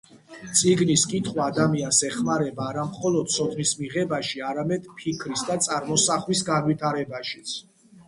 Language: Georgian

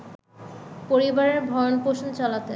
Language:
Bangla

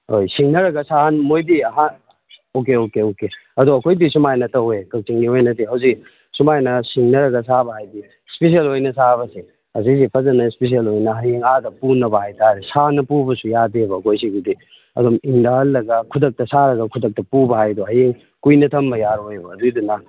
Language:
Manipuri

